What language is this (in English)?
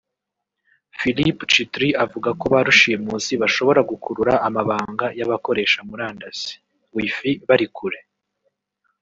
Kinyarwanda